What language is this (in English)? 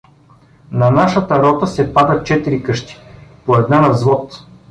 Bulgarian